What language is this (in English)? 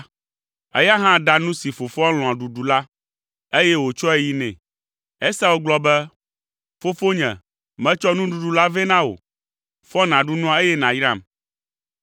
Ewe